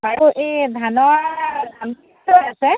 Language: Assamese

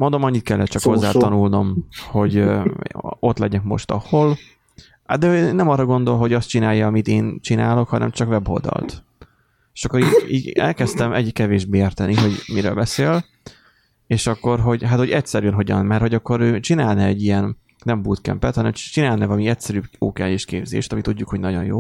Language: Hungarian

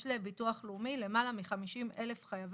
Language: Hebrew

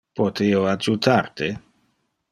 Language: Interlingua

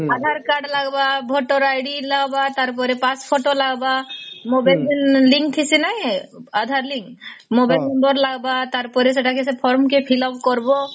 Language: Odia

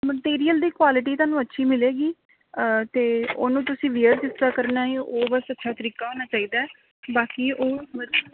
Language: Punjabi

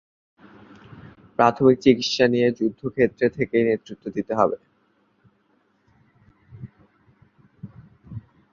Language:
Bangla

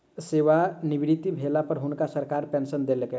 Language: Maithili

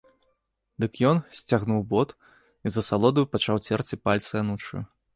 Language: Belarusian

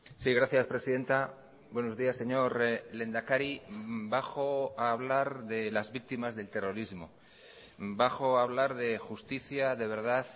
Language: Spanish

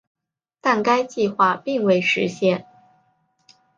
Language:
Chinese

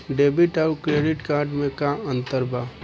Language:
Bhojpuri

